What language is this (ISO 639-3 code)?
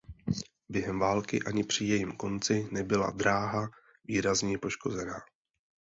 ces